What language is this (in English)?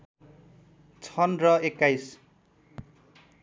Nepali